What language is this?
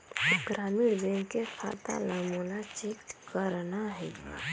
Chhattisgarhi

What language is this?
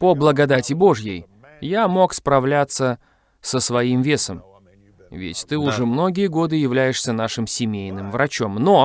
Russian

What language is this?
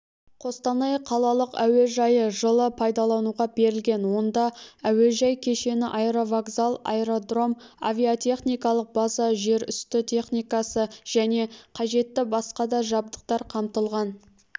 Kazakh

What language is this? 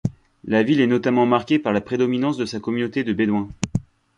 French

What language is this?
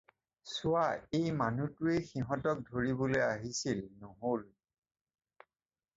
Assamese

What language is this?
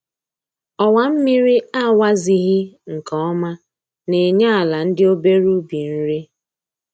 Igbo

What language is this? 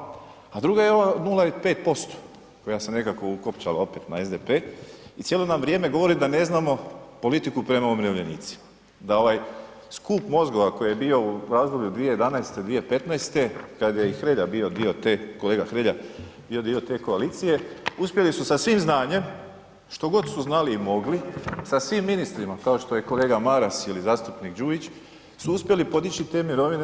Croatian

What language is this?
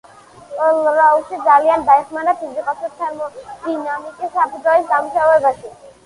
Georgian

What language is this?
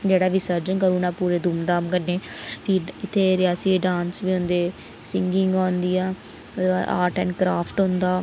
Dogri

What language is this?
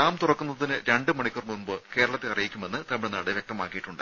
Malayalam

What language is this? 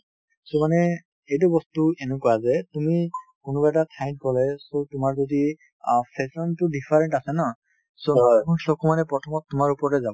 Assamese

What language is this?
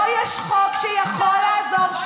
Hebrew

